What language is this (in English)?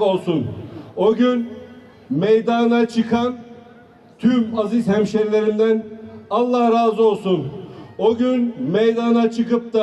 Turkish